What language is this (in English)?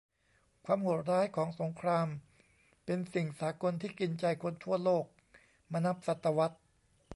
Thai